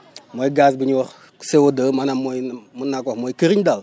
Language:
Wolof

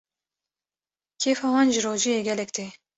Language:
Kurdish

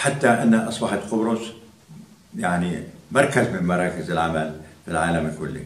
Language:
Arabic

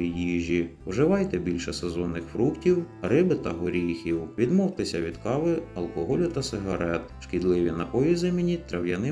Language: Ukrainian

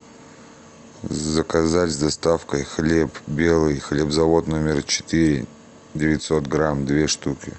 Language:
Russian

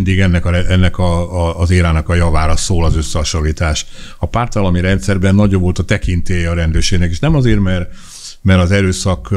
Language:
Hungarian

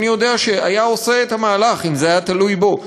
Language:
Hebrew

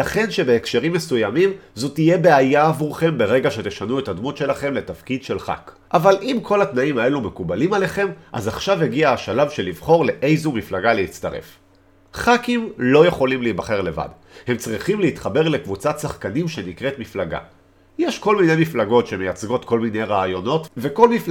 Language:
Hebrew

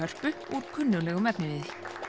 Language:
Icelandic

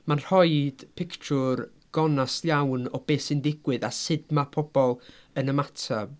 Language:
Welsh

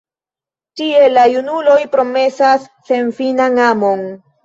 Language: Esperanto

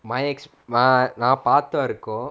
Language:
English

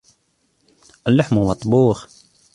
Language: Arabic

